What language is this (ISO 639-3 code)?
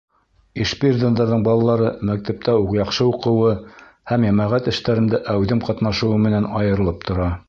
bak